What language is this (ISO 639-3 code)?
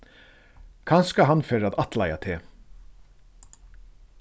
fao